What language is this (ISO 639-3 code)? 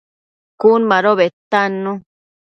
mcf